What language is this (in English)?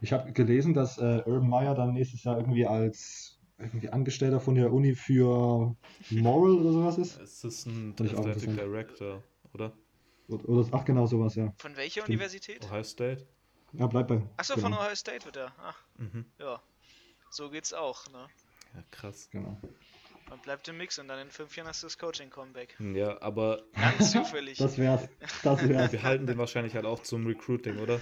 German